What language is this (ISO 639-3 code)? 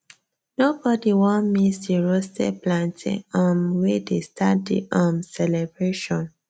pcm